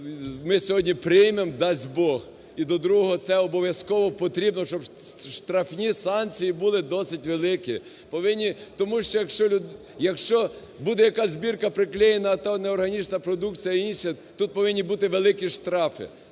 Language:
Ukrainian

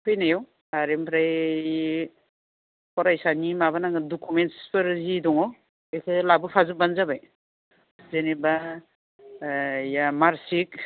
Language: Bodo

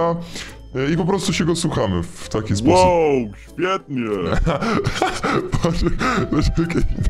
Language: Polish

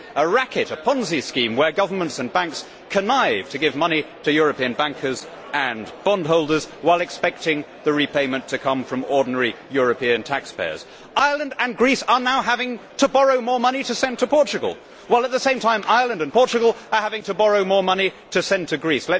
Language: English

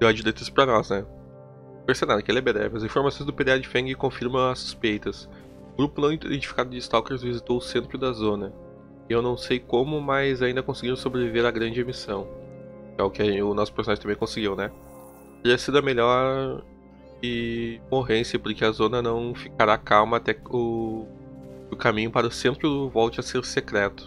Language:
Portuguese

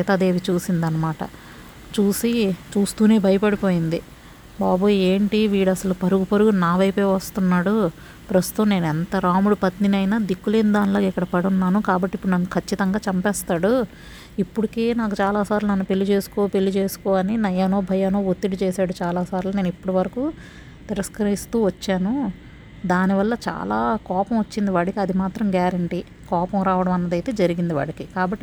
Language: Telugu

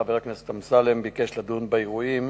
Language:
Hebrew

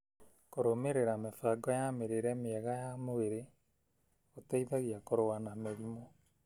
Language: Kikuyu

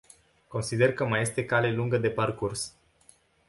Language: Romanian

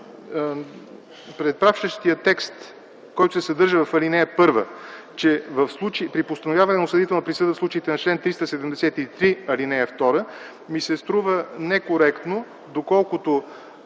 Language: Bulgarian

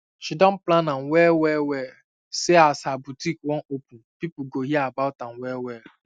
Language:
Nigerian Pidgin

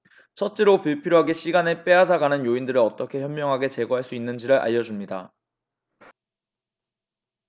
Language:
Korean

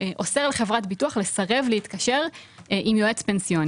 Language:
Hebrew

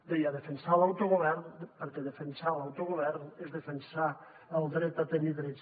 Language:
Catalan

